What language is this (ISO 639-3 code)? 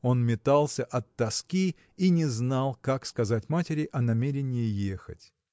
rus